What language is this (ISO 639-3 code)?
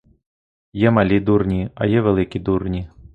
ukr